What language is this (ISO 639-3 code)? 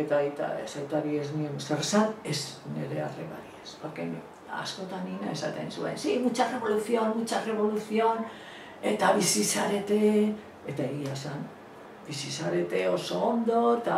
spa